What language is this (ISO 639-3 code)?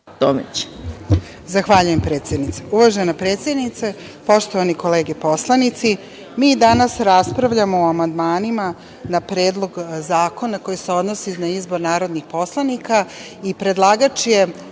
srp